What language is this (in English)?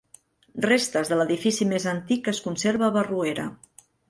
Catalan